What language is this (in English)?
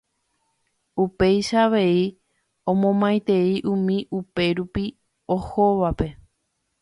Guarani